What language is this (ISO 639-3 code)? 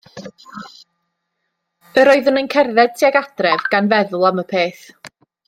cym